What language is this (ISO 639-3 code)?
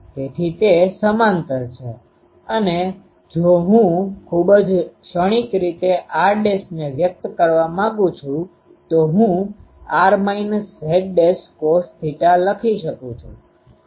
guj